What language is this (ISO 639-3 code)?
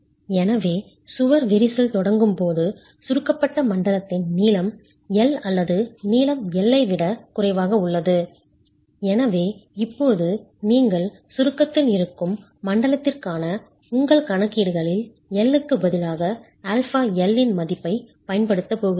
tam